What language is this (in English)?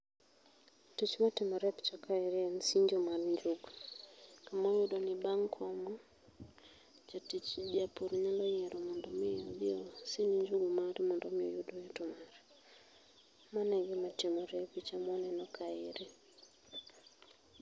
Luo (Kenya and Tanzania)